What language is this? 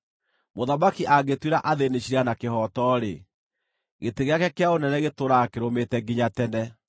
Kikuyu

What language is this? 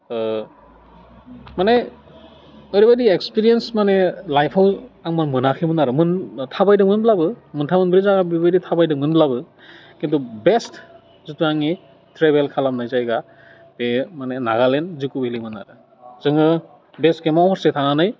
Bodo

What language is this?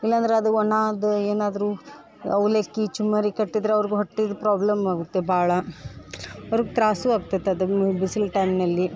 Kannada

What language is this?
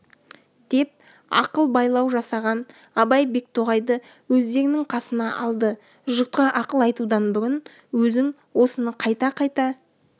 Kazakh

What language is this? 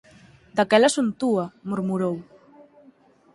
Galician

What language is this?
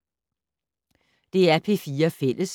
Danish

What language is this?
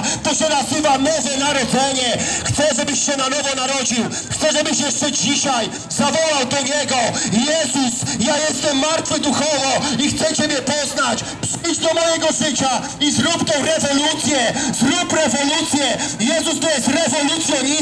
Polish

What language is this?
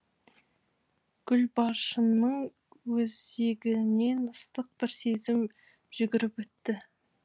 Kazakh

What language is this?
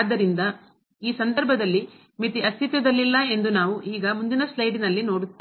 Kannada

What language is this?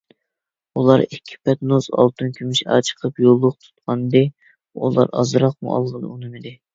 Uyghur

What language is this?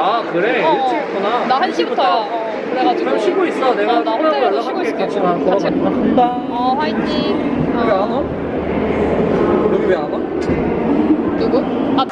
Korean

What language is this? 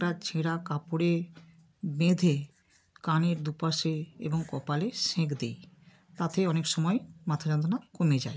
Bangla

